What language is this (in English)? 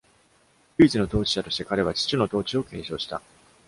Japanese